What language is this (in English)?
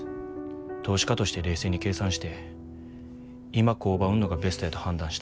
Japanese